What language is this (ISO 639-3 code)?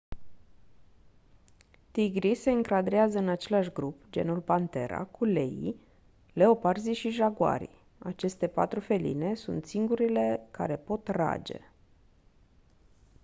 ron